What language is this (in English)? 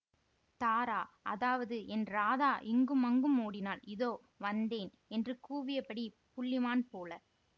Tamil